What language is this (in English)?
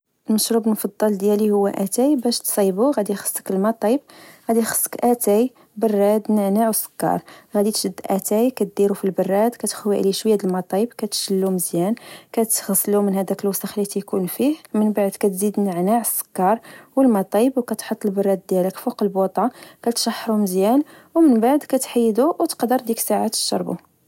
Moroccan Arabic